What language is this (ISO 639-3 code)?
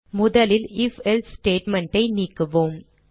tam